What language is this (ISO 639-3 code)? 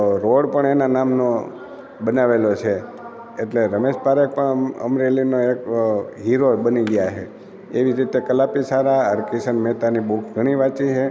guj